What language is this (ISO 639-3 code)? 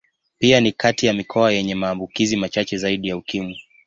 swa